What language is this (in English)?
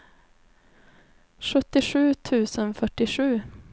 Swedish